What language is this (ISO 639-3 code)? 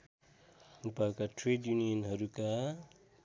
nep